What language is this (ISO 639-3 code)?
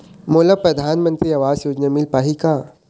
hne